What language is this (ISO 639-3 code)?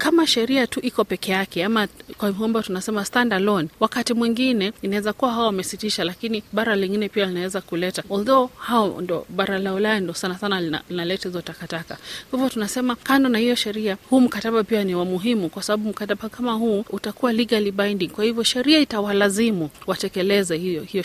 swa